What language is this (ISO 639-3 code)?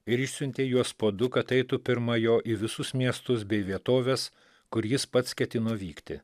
lit